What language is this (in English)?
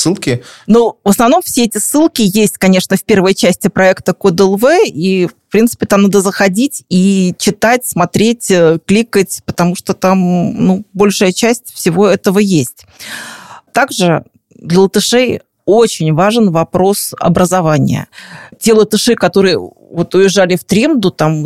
Russian